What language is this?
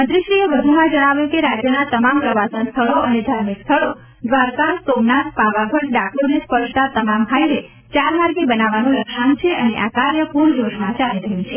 Gujarati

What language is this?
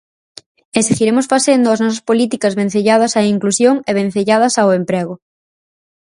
Galician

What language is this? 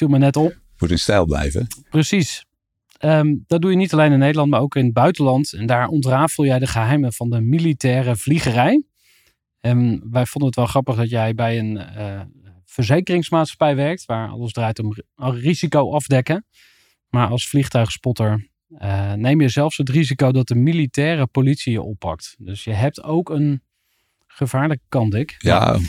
Dutch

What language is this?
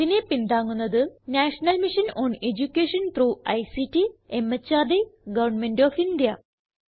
Malayalam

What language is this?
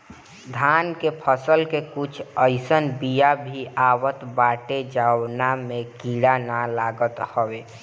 Bhojpuri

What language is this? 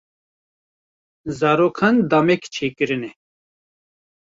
Kurdish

